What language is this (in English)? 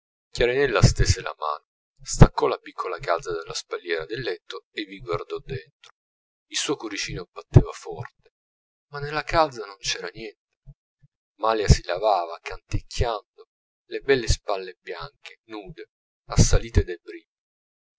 Italian